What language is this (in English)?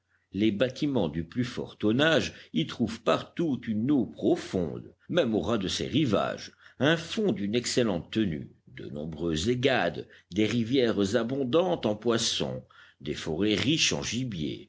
French